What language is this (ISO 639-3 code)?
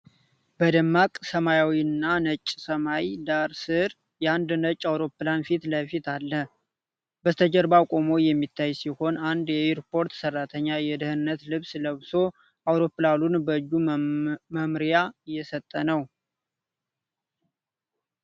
amh